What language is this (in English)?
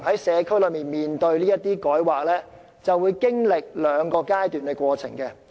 Cantonese